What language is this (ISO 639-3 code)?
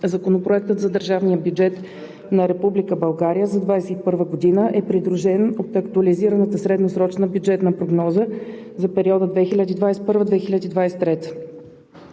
bul